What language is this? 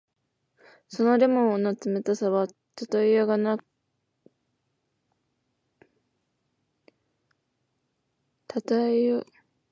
Japanese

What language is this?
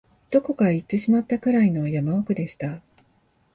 Japanese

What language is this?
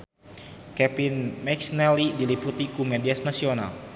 Sundanese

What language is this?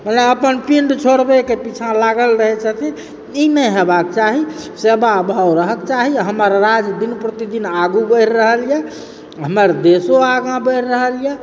Maithili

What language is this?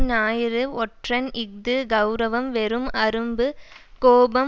Tamil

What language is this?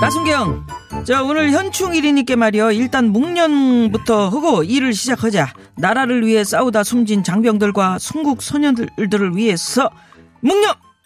Korean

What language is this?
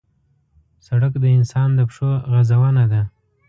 Pashto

